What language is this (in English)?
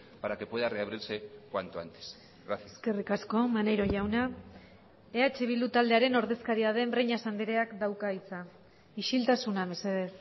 Basque